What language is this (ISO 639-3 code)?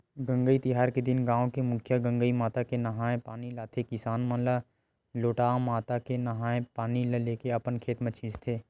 hne